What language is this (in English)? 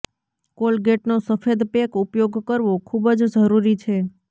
Gujarati